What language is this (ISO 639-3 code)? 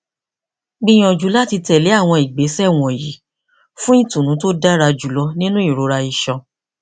yor